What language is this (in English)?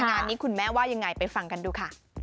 Thai